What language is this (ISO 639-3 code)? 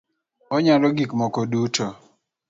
luo